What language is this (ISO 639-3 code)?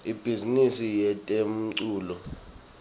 ssw